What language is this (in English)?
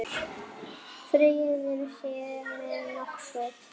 Icelandic